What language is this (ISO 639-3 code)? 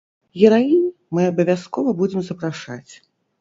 bel